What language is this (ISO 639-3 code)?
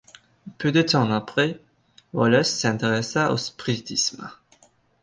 fra